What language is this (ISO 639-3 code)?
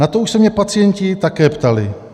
ces